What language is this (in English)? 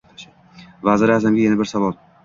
Uzbek